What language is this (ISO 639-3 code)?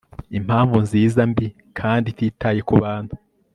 kin